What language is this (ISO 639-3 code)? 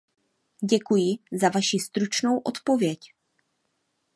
ces